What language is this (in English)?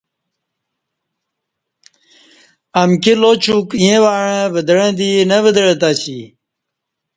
Kati